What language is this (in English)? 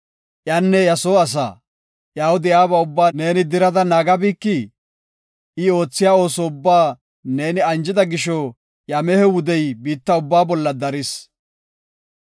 Gofa